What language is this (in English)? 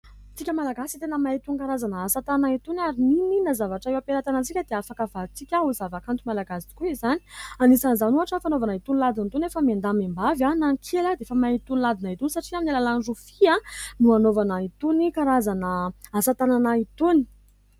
Malagasy